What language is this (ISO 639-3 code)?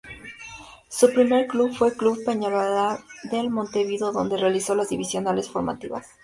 spa